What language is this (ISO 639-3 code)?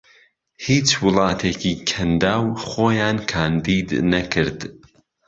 ckb